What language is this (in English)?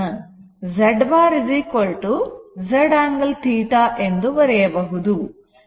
Kannada